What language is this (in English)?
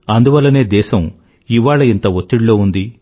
Telugu